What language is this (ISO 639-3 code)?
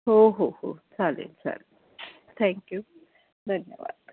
mar